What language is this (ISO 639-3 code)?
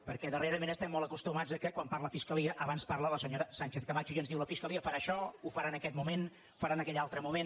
cat